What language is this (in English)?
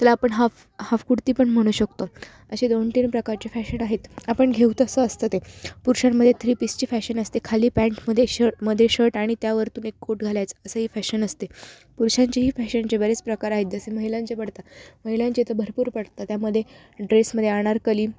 Marathi